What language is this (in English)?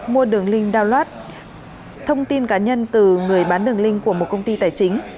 Vietnamese